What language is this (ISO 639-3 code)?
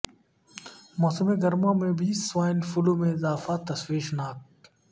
urd